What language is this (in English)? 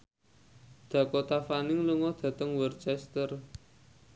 Javanese